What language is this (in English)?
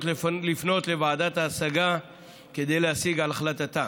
Hebrew